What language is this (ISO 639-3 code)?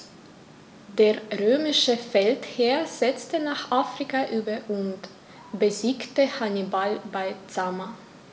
deu